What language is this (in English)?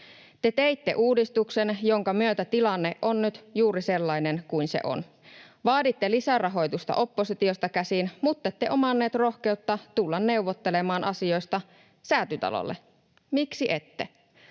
Finnish